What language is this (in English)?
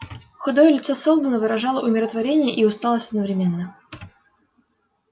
Russian